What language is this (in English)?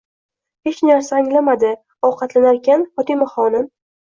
Uzbek